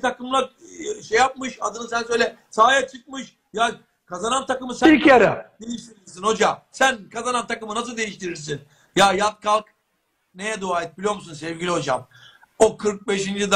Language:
Turkish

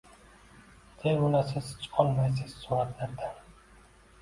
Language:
Uzbek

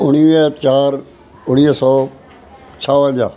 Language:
Sindhi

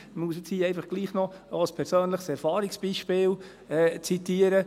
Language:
Swiss German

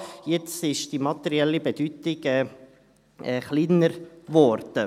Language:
Swiss German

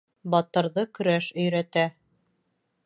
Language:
Bashkir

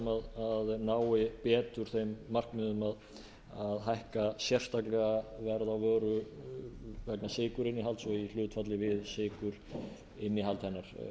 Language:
Icelandic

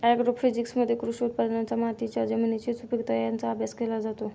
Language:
Marathi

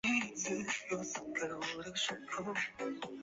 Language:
Chinese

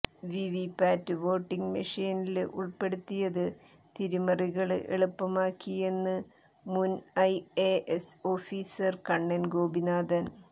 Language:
Malayalam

